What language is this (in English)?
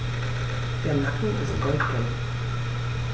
German